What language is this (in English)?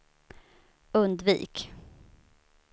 Swedish